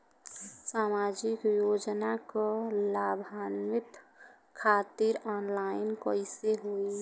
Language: Bhojpuri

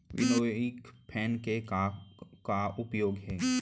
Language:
Chhattisgarhi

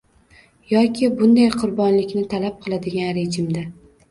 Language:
Uzbek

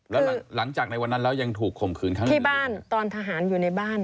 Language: Thai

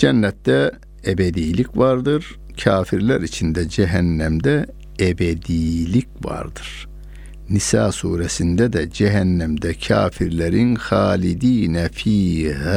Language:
Turkish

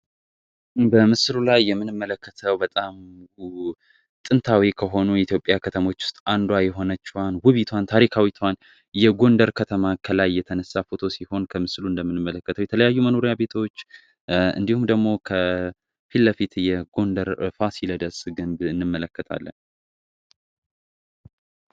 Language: Amharic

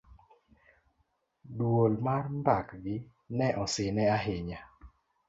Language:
Luo (Kenya and Tanzania)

